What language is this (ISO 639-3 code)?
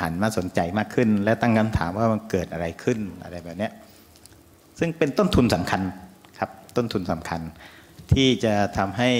tha